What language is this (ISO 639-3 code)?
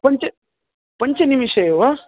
san